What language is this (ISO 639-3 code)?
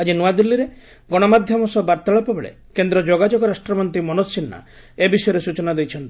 ori